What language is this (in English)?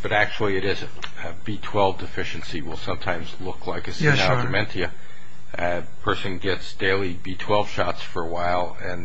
English